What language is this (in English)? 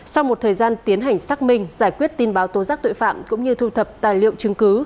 Vietnamese